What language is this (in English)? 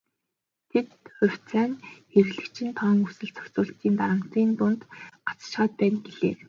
Mongolian